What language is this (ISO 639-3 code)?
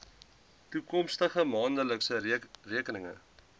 afr